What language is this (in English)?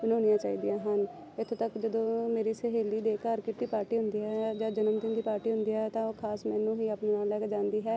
Punjabi